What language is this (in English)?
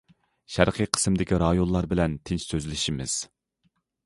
Uyghur